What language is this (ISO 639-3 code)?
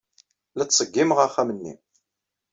kab